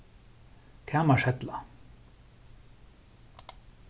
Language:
Faroese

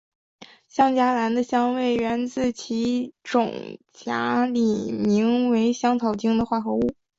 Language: Chinese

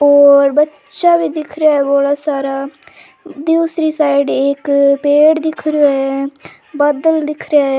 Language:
Rajasthani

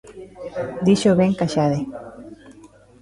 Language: Galician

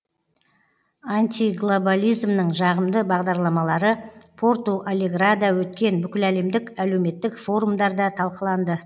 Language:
Kazakh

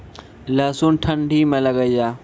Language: Maithili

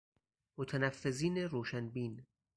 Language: Persian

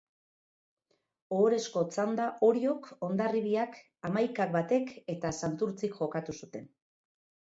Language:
Basque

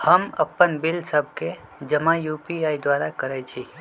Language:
Magahi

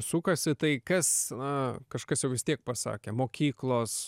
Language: Lithuanian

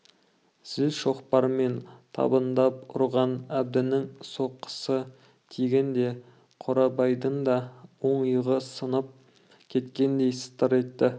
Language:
Kazakh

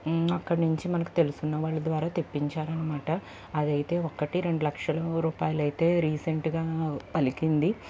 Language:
Telugu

